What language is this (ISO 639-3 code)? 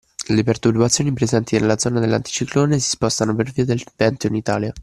ita